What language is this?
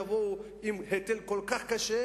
Hebrew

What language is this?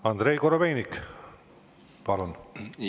Estonian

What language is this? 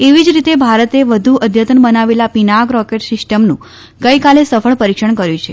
Gujarati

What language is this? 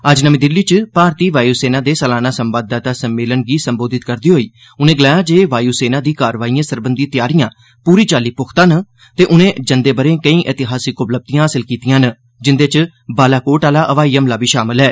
Dogri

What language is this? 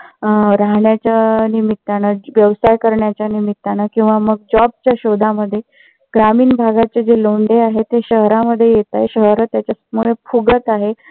Marathi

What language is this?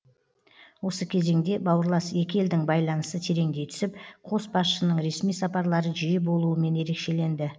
Kazakh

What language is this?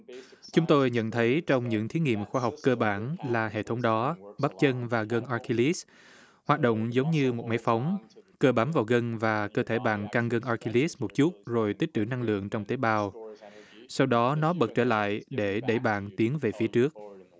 Vietnamese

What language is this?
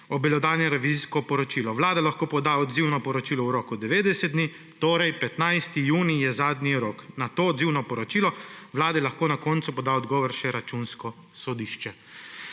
Slovenian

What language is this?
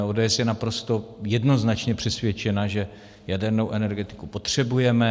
Czech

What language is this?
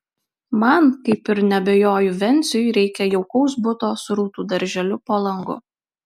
Lithuanian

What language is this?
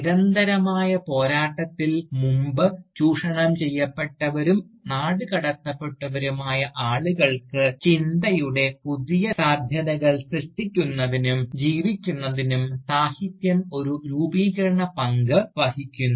Malayalam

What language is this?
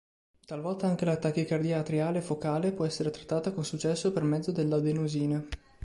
Italian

